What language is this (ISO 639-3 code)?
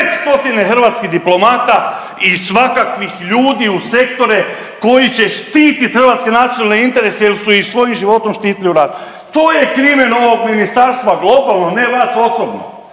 hrv